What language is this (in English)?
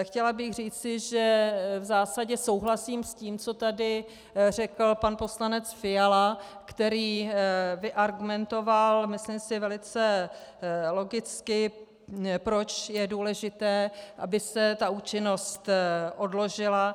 Czech